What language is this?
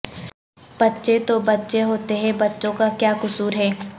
Urdu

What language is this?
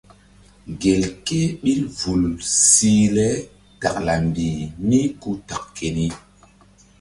Mbum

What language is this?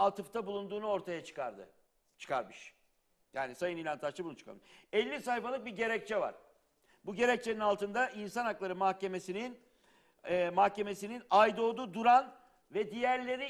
Turkish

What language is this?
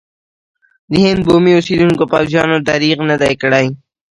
Pashto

